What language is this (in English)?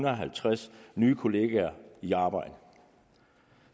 Danish